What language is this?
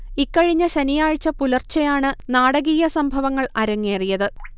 Malayalam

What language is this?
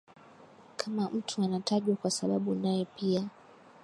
Swahili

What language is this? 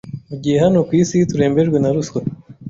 Kinyarwanda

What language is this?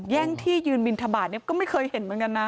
Thai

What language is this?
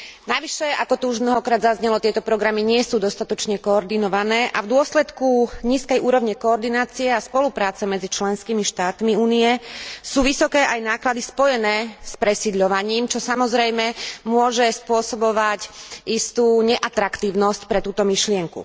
Slovak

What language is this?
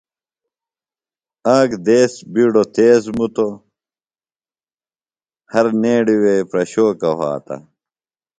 Phalura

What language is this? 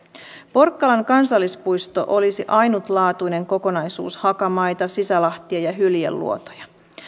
Finnish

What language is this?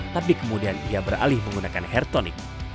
Indonesian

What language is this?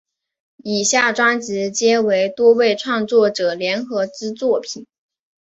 Chinese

